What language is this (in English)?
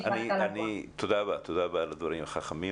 Hebrew